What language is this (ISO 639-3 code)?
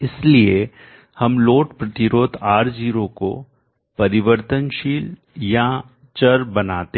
hin